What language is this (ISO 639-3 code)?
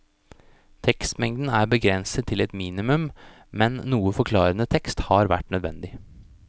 nor